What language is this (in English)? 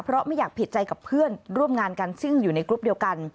Thai